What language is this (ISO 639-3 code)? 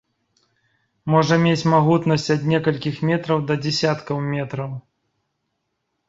bel